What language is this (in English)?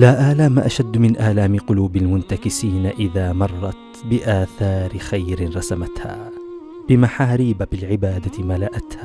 Arabic